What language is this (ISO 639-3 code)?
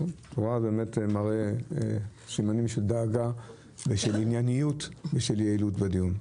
heb